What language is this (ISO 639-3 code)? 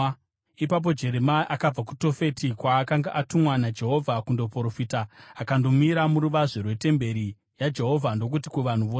sna